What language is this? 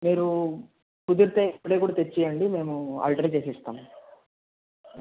Telugu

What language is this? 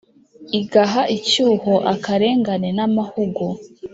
Kinyarwanda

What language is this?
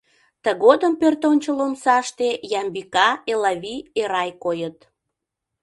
Mari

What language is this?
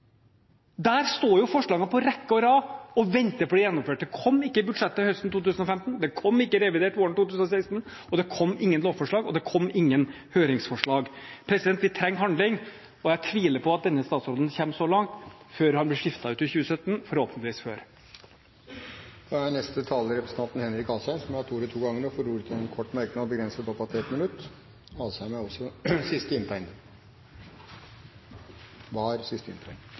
Norwegian Bokmål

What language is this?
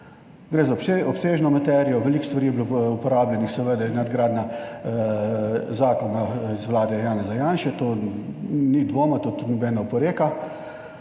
Slovenian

